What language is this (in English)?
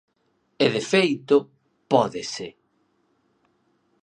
Galician